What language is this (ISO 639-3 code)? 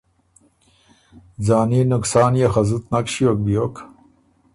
oru